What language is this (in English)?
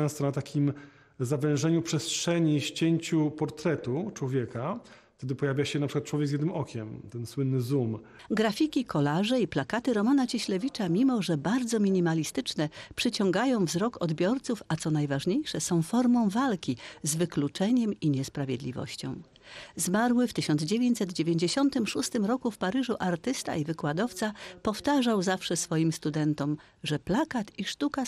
Polish